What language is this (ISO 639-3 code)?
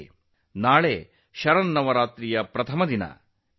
kan